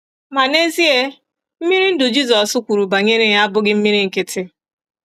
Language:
Igbo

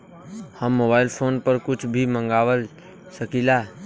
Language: Bhojpuri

